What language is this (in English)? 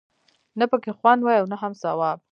Pashto